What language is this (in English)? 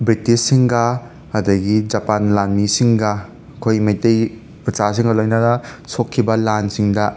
Manipuri